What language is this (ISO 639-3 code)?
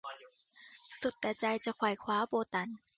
tha